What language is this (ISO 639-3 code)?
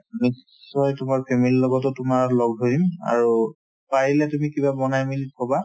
asm